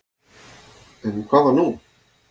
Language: Icelandic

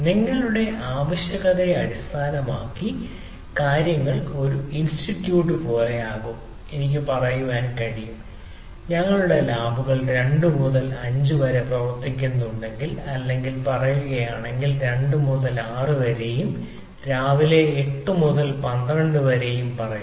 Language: Malayalam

